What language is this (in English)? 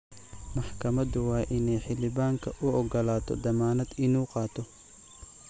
Somali